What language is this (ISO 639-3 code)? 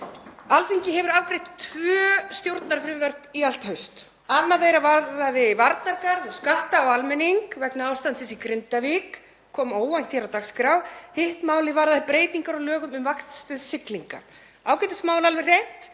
isl